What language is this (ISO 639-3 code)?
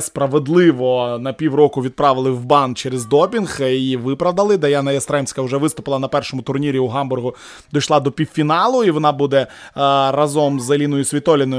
ukr